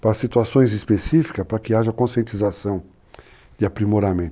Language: Portuguese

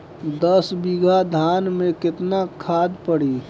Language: Bhojpuri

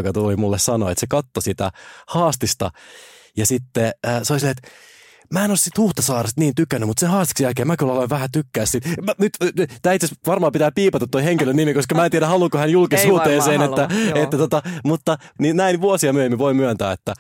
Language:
Finnish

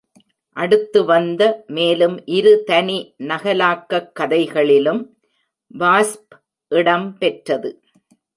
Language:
Tamil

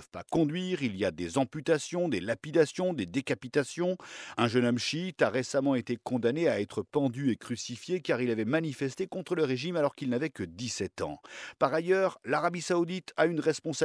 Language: French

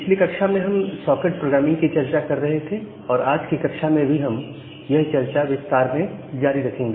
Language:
Hindi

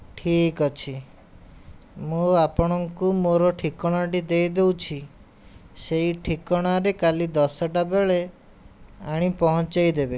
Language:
Odia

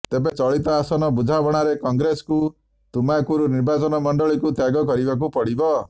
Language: Odia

